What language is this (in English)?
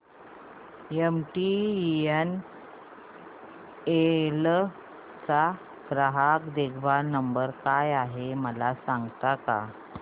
Marathi